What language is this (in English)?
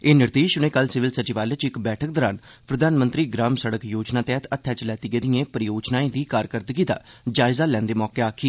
Dogri